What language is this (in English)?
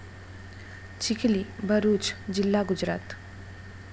Marathi